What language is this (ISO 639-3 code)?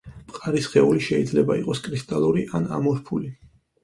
kat